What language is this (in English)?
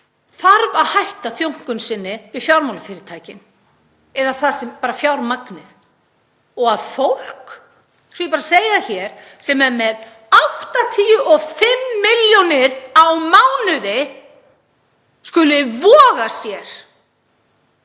Icelandic